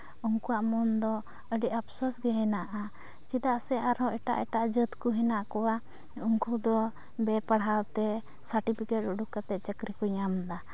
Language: Santali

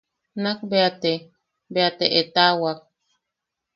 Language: Yaqui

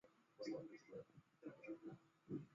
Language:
Chinese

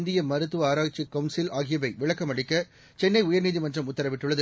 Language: Tamil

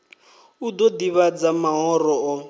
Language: Venda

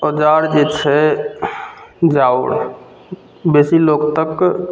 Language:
Maithili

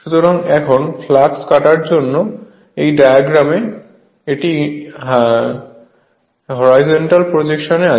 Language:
Bangla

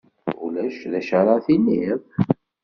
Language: Kabyle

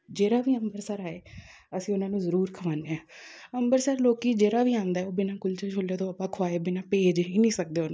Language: Punjabi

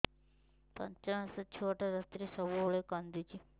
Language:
Odia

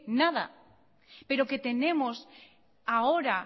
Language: Spanish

